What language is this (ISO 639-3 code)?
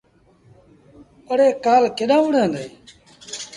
sbn